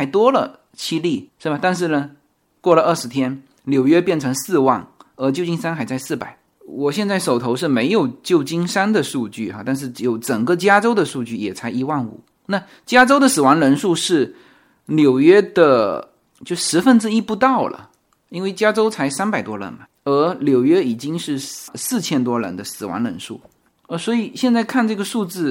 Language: Chinese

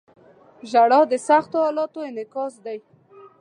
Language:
Pashto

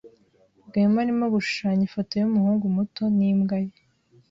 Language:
Kinyarwanda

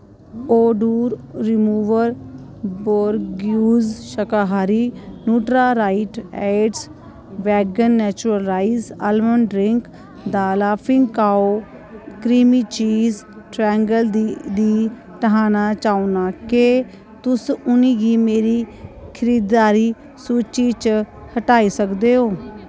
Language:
Dogri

